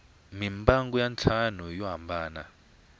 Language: Tsonga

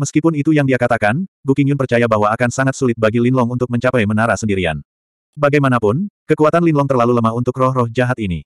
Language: Indonesian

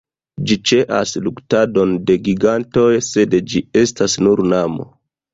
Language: Esperanto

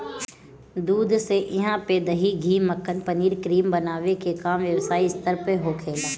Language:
Bhojpuri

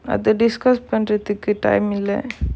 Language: English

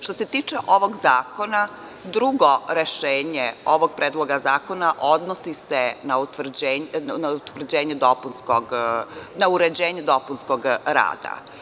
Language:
Serbian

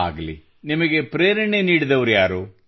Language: Kannada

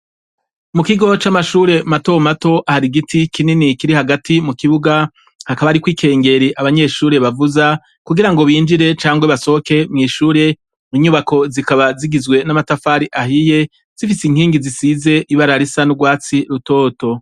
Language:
Rundi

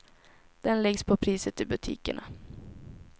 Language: Swedish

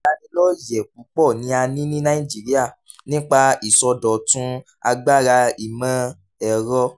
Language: Yoruba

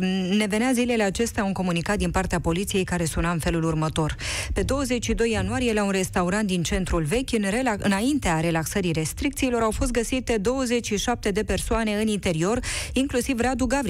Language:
Romanian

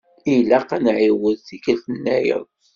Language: Kabyle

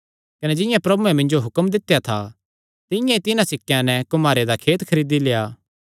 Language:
Kangri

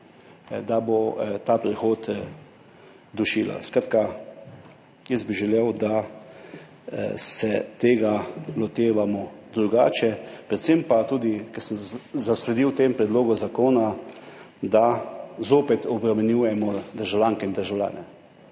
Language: Slovenian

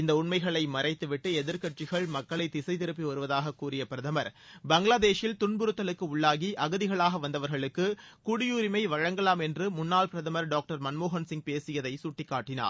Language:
Tamil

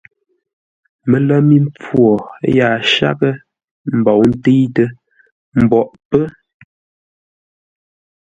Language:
Ngombale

